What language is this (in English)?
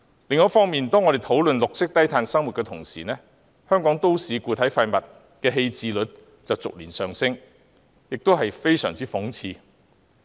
Cantonese